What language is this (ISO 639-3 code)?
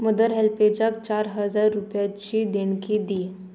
kok